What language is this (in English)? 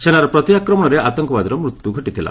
Odia